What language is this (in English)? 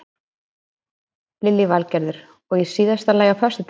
Icelandic